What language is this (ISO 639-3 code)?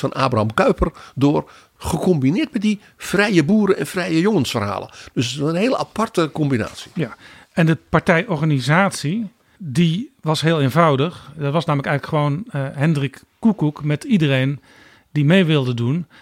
nld